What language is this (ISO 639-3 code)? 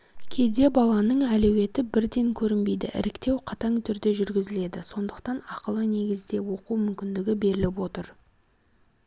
kaz